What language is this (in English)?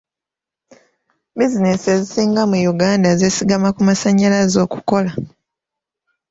Ganda